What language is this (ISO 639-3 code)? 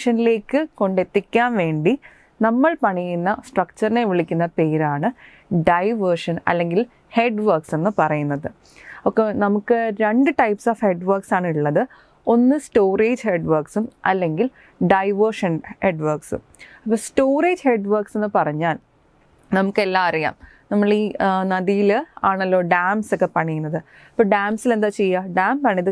mal